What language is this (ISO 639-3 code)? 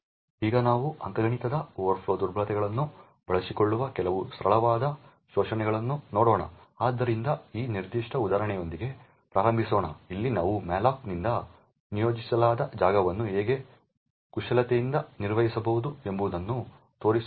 kan